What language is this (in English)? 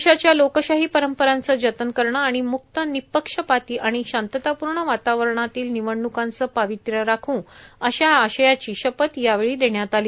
Marathi